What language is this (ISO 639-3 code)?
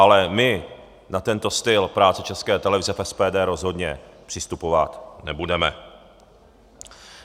ces